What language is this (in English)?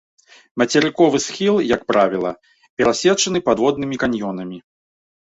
Belarusian